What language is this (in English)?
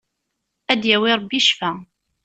Kabyle